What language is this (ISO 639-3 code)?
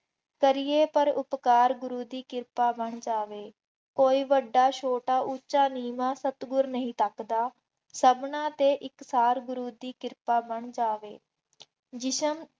pan